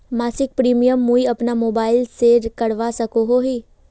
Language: Magahi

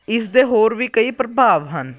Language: Punjabi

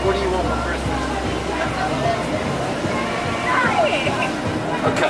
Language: English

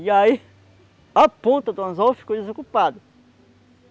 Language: Portuguese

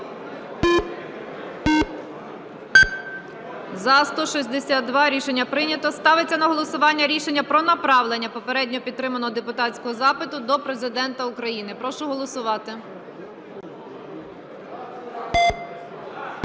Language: Ukrainian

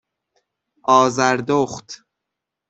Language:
Persian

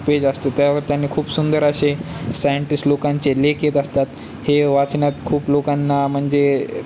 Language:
Marathi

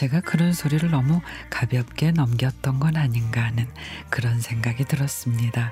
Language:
Korean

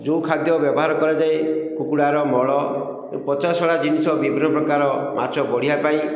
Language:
Odia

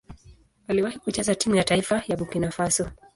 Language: Swahili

